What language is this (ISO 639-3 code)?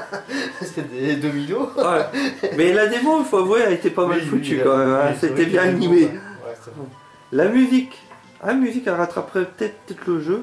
fra